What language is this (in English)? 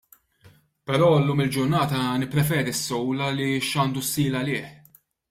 Maltese